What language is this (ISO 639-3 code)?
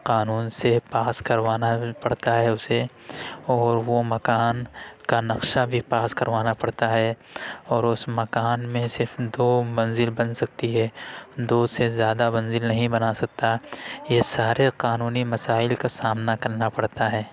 urd